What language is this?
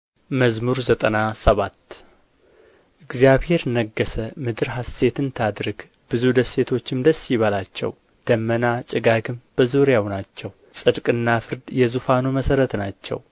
Amharic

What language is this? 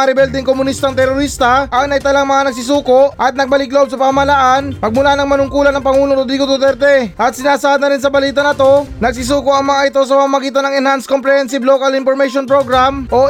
Filipino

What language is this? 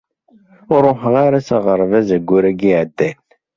Kabyle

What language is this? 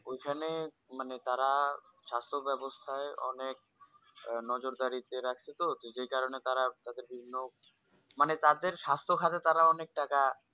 Bangla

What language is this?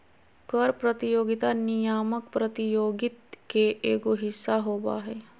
Magahi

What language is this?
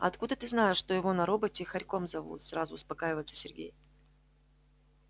Russian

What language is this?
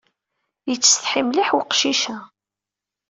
Kabyle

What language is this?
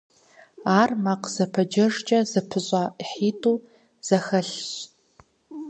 Kabardian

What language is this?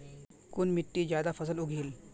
Magahi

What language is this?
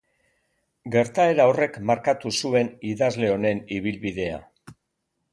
Basque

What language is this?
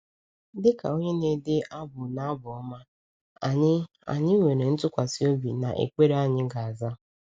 Igbo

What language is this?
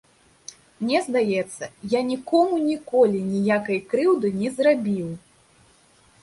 Belarusian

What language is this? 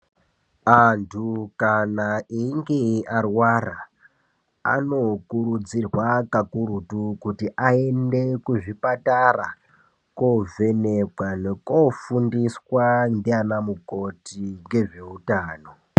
Ndau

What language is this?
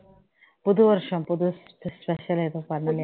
Tamil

